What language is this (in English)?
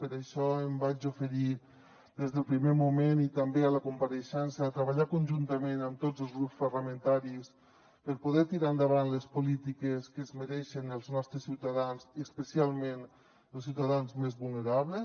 Catalan